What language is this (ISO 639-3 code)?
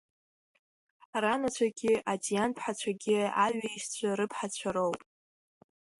abk